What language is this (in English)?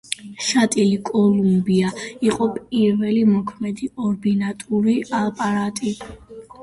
Georgian